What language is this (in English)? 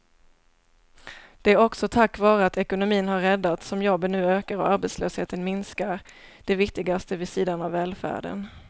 Swedish